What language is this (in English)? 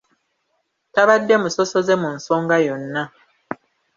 Ganda